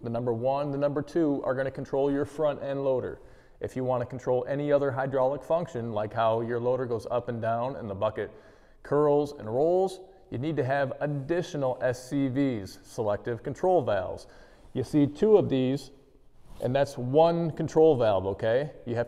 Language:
English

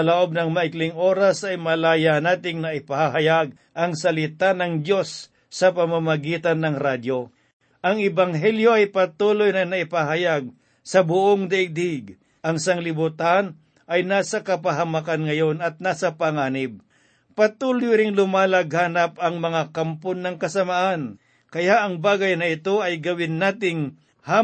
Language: Filipino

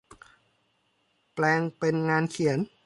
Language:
Thai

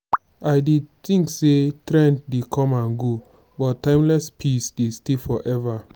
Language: Nigerian Pidgin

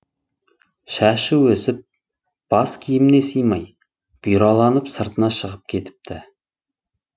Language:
Kazakh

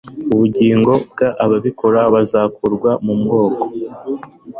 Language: Kinyarwanda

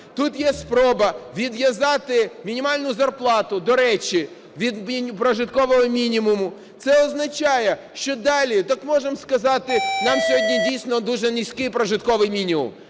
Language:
Ukrainian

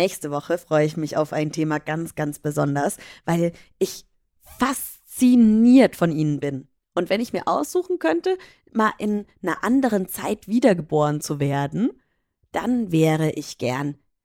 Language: German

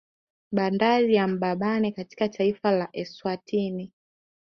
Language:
Swahili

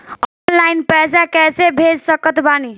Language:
Bhojpuri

